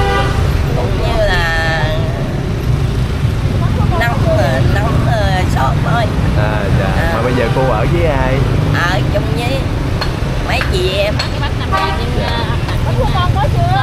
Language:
Vietnamese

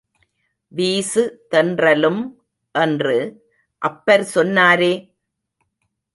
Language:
Tamil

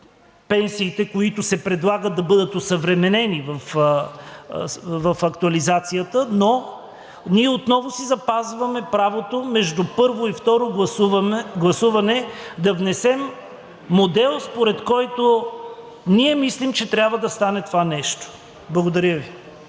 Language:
Bulgarian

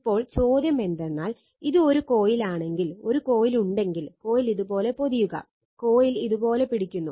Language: Malayalam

